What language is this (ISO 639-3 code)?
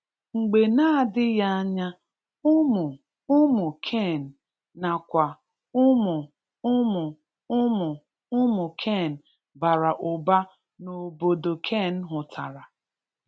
ibo